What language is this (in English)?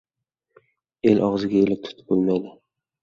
Uzbek